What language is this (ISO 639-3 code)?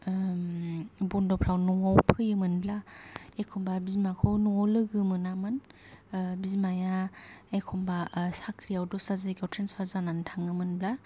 brx